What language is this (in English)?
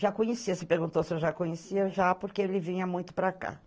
Portuguese